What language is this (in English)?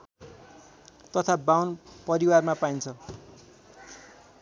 Nepali